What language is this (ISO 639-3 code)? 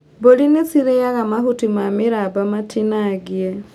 kik